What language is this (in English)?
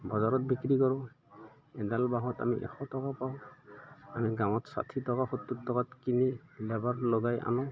Assamese